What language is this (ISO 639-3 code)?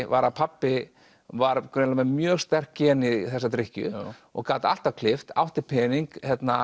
isl